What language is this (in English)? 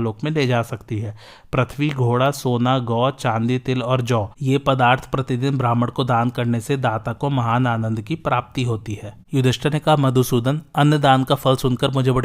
Hindi